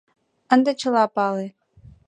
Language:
Mari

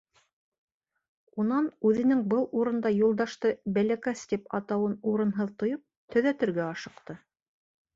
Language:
Bashkir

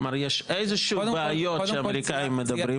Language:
Hebrew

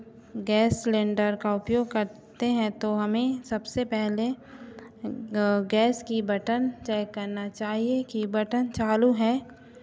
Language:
Hindi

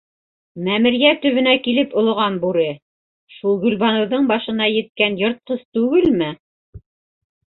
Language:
Bashkir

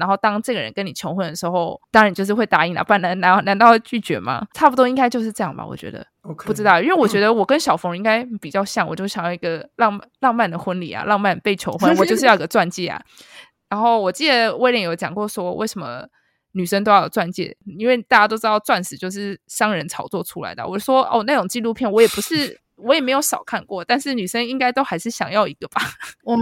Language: Chinese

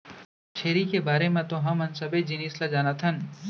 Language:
Chhattisgarhi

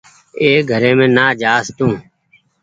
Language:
Goaria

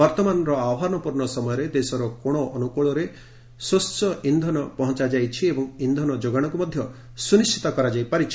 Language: Odia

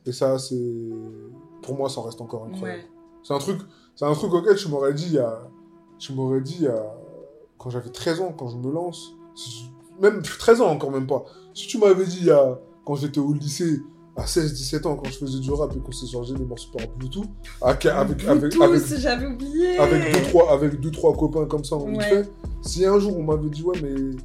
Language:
French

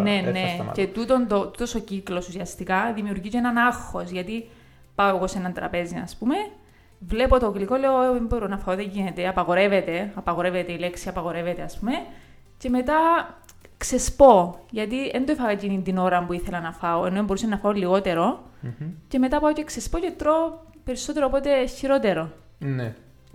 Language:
Greek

